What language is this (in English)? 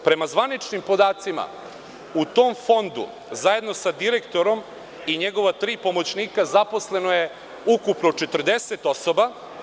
Serbian